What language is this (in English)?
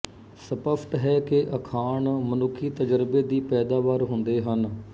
Punjabi